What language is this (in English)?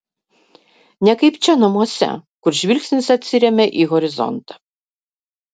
Lithuanian